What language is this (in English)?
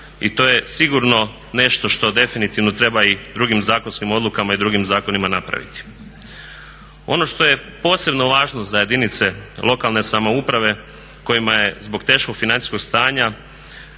Croatian